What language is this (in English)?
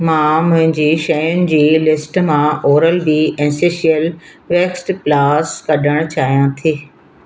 Sindhi